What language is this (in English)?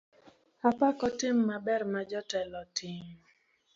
Luo (Kenya and Tanzania)